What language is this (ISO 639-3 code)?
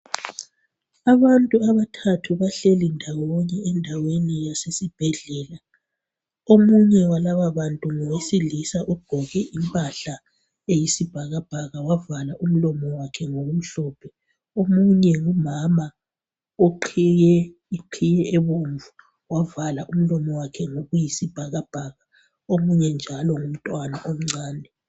nde